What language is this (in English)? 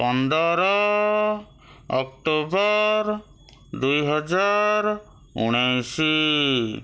Odia